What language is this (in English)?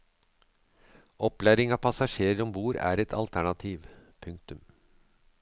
Norwegian